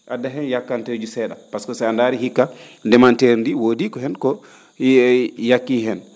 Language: Fula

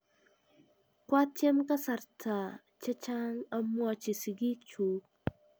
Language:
Kalenjin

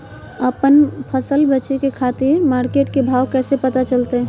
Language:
Magahi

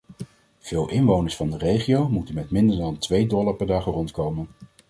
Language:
Dutch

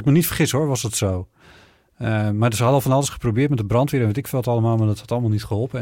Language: Dutch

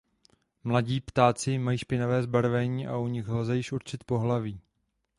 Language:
Czech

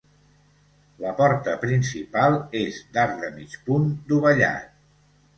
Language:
Catalan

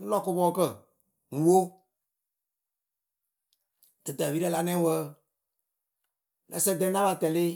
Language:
Akebu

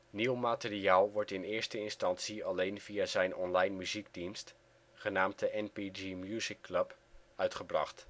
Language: Dutch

